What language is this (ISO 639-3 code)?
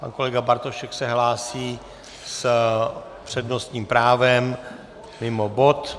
ces